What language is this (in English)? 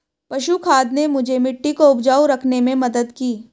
Hindi